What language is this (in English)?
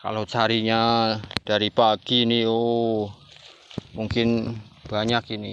Indonesian